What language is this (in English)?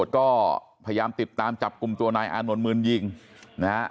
Thai